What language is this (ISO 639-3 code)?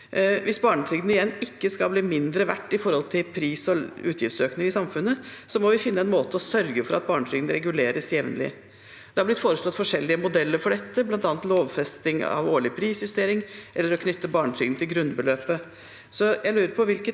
nor